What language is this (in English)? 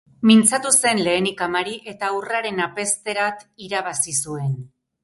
Basque